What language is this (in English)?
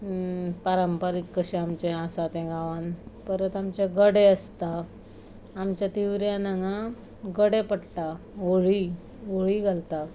Konkani